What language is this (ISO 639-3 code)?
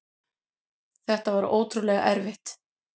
isl